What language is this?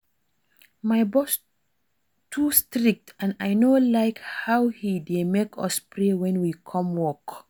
Nigerian Pidgin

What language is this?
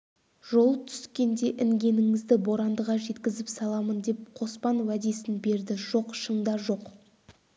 Kazakh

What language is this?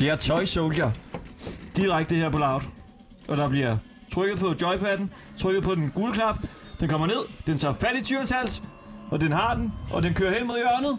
Danish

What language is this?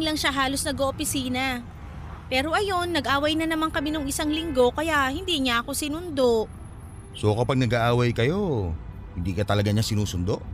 Filipino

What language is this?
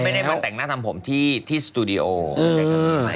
Thai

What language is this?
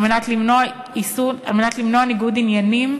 Hebrew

